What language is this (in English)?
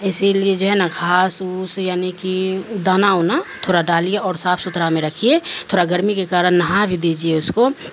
Urdu